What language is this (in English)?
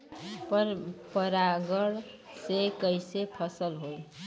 Bhojpuri